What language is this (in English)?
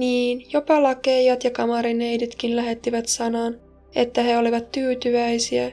Finnish